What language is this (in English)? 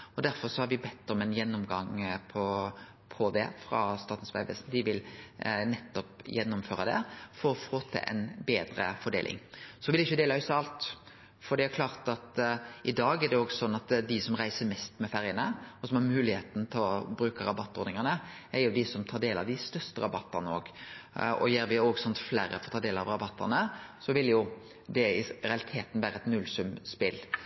Norwegian Nynorsk